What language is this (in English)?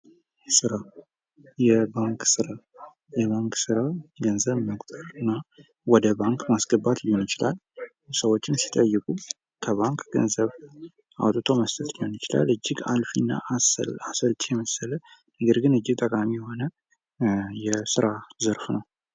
Amharic